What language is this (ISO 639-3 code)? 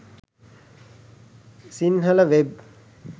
sin